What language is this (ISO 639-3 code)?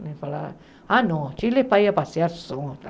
por